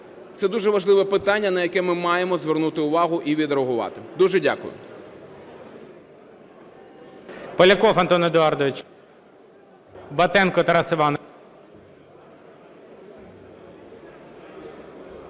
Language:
Ukrainian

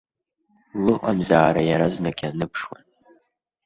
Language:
Abkhazian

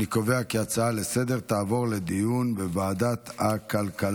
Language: Hebrew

